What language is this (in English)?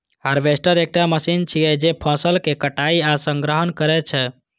Maithili